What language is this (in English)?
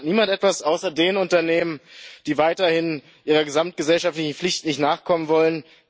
German